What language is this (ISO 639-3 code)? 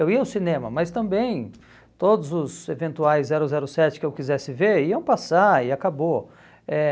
por